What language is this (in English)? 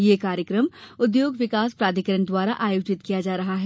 Hindi